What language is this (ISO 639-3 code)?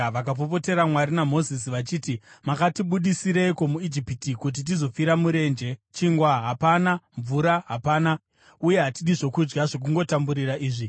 sna